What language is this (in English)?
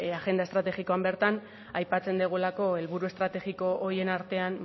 Basque